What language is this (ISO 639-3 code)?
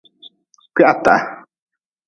nmz